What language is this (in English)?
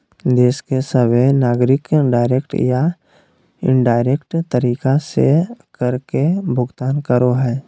Magahi